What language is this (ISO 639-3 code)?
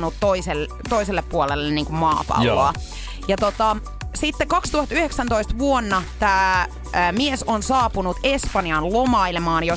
fin